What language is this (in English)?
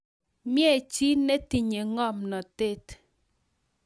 Kalenjin